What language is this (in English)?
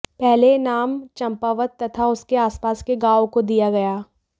Hindi